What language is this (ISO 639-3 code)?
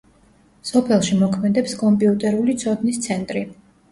kat